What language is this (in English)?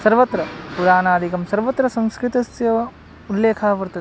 Sanskrit